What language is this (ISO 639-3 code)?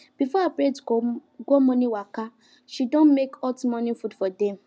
pcm